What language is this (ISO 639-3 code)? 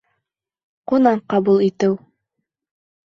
bak